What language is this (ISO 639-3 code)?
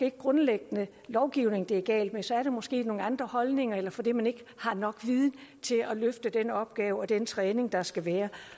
dan